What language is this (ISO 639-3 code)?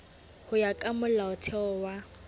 sot